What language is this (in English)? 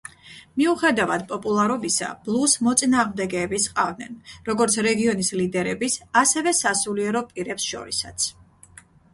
Georgian